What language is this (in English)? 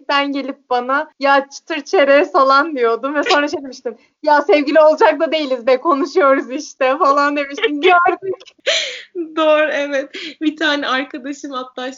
Turkish